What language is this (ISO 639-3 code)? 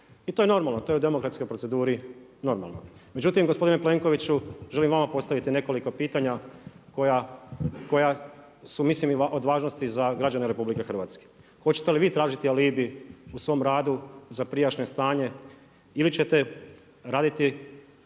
hrv